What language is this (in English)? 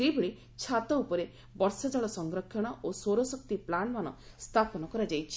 Odia